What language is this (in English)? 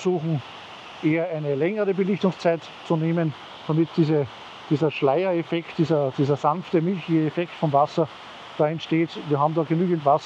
German